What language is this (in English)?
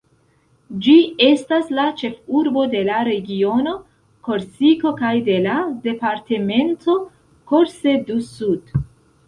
Esperanto